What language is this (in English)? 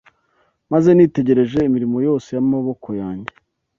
Kinyarwanda